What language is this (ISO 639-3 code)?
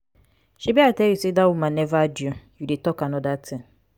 pcm